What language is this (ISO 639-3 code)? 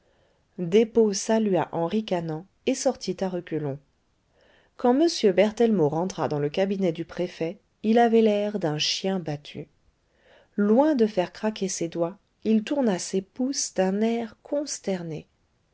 fra